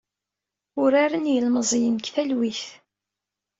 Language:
Kabyle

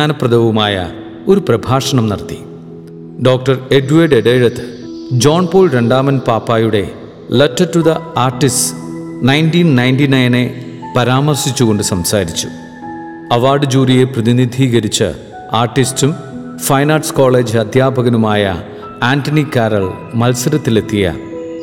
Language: Malayalam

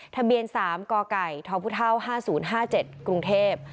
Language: Thai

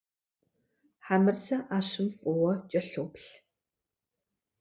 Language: Kabardian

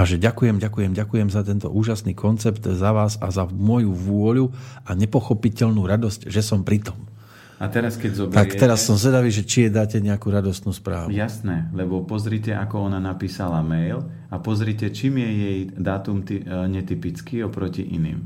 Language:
Slovak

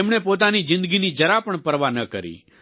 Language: Gujarati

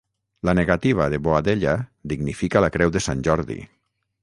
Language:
Catalan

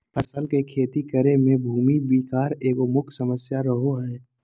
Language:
Magahi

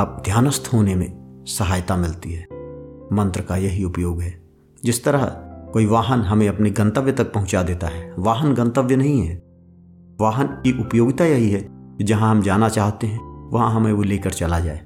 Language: Hindi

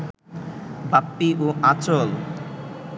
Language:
Bangla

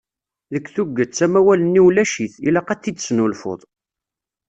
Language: Kabyle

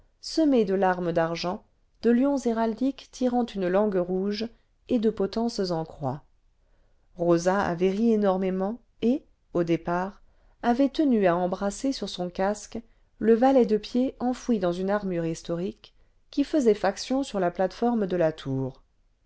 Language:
French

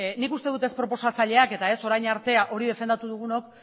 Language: Basque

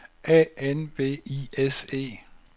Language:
Danish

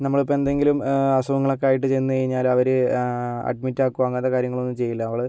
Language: Malayalam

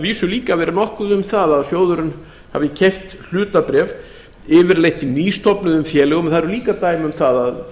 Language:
Icelandic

